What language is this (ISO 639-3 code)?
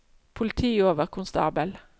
nor